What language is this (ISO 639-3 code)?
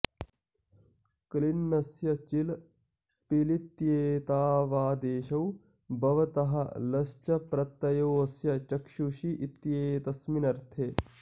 san